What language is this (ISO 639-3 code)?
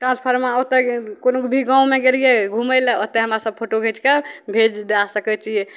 mai